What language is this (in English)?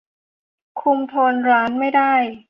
Thai